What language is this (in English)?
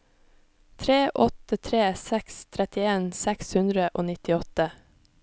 Norwegian